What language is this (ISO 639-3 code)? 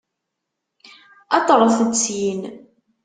kab